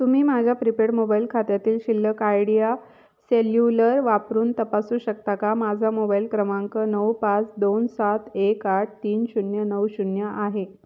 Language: Marathi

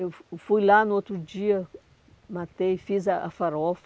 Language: Portuguese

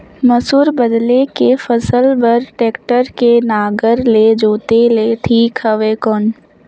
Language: Chhattisgarhi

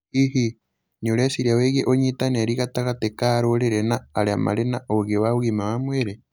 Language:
Kikuyu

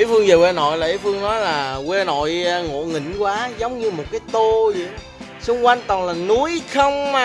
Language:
Vietnamese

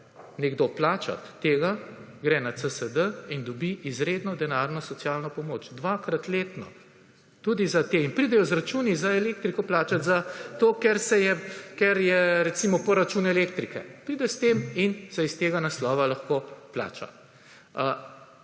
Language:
Slovenian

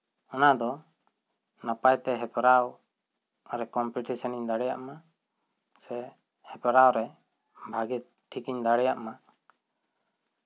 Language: Santali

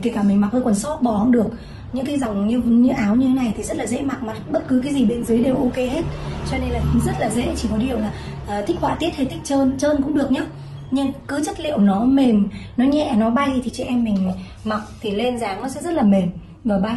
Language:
Vietnamese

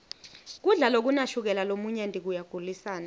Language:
Swati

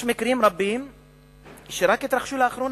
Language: Hebrew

